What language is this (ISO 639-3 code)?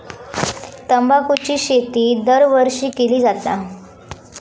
mar